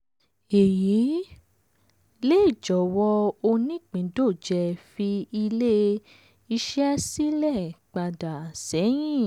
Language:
Yoruba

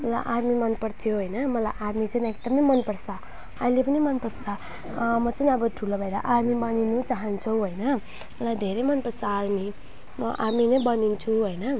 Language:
Nepali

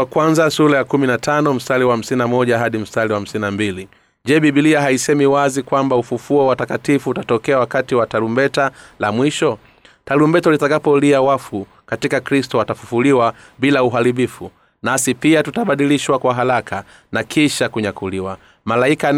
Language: Swahili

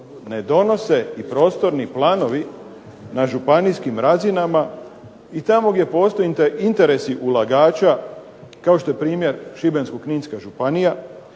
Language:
Croatian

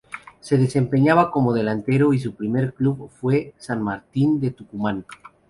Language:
Spanish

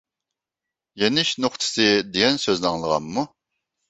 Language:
Uyghur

